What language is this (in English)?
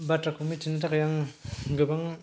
Bodo